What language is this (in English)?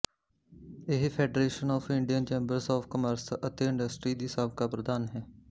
Punjabi